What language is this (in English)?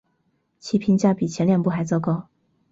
Chinese